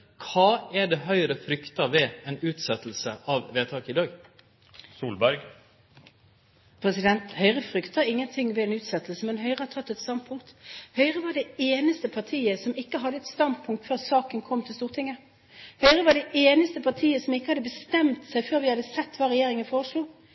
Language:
Norwegian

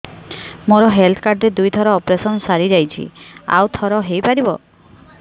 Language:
Odia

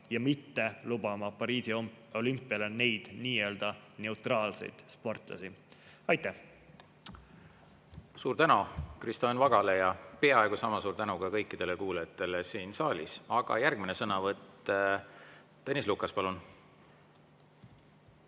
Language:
Estonian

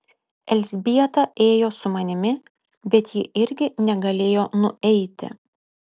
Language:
Lithuanian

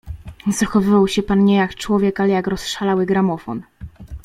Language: Polish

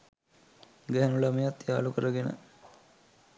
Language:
Sinhala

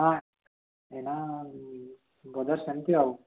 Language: Odia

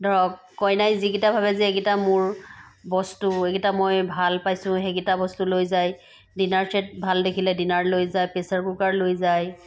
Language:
Assamese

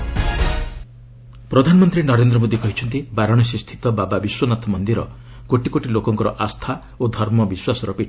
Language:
Odia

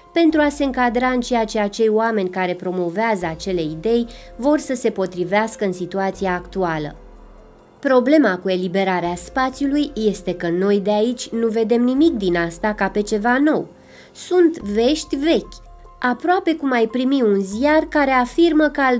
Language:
Romanian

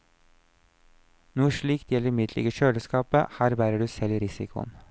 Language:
Norwegian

